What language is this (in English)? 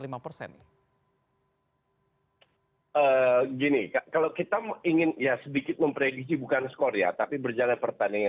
Indonesian